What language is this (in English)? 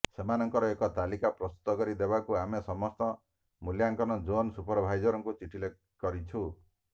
Odia